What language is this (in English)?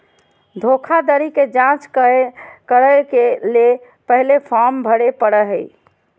Magahi